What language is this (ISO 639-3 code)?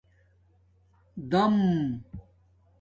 dmk